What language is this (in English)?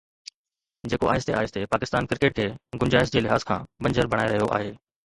Sindhi